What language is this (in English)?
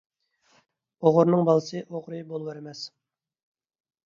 Uyghur